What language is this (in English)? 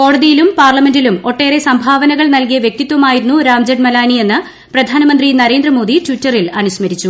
Malayalam